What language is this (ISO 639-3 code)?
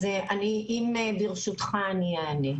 heb